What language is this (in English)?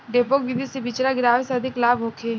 Bhojpuri